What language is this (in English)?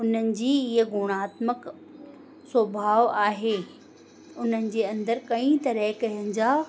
Sindhi